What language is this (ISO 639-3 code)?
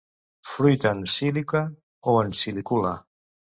cat